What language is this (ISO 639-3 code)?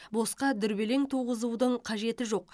kaz